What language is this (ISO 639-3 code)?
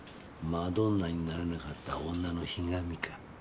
jpn